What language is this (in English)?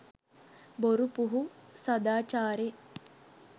Sinhala